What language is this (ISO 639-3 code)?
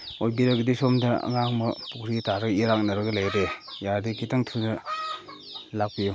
mni